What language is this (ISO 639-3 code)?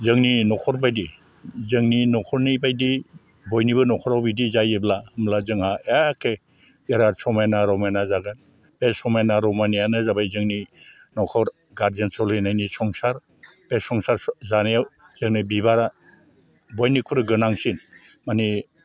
brx